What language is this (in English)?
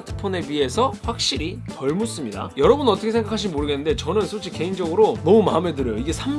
Korean